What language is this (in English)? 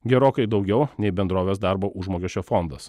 Lithuanian